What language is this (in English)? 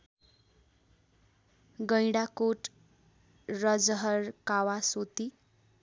Nepali